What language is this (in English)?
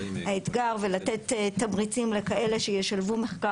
Hebrew